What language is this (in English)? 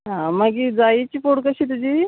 Konkani